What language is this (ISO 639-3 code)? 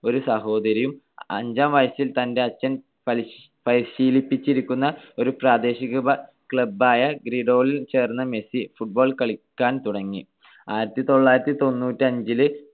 mal